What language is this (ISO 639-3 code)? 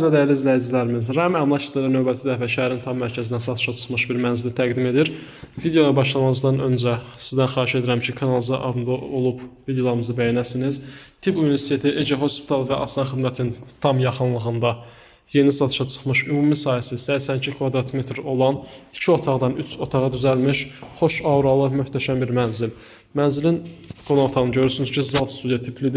tur